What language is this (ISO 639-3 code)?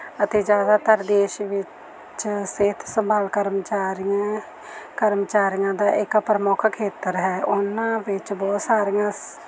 pan